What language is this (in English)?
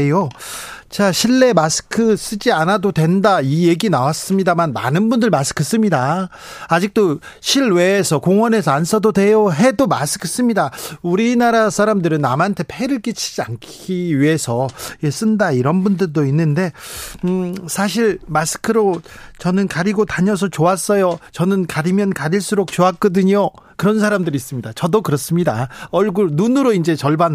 Korean